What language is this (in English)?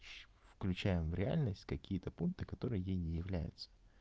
Russian